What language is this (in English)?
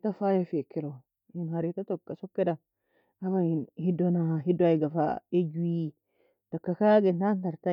Nobiin